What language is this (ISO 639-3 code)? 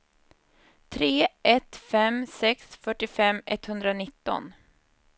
swe